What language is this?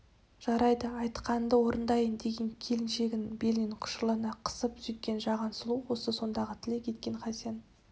Kazakh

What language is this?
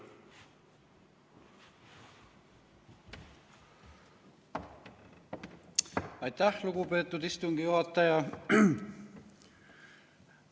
Estonian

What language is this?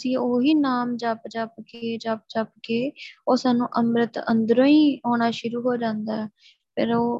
Punjabi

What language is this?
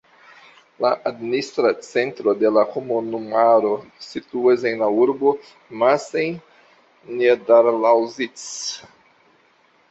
Esperanto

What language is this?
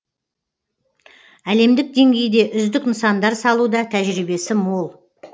Kazakh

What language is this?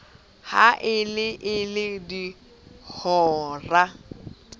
Southern Sotho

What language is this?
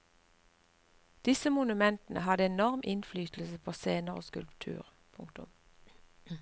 Norwegian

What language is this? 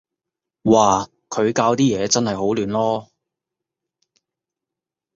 Cantonese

